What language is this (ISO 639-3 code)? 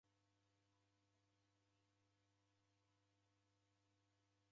dav